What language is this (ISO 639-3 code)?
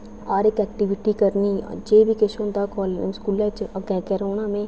doi